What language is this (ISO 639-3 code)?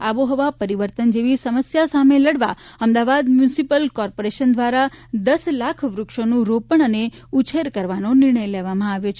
guj